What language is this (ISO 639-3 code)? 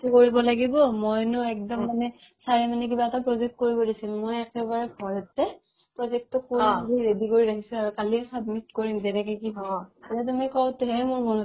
asm